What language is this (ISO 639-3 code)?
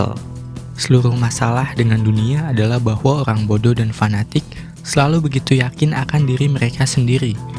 ind